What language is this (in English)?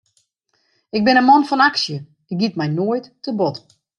Western Frisian